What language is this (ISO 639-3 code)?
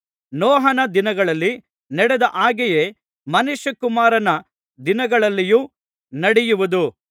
kan